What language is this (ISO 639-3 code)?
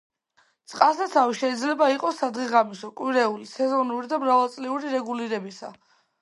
kat